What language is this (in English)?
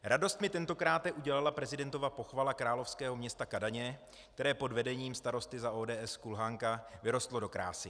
Czech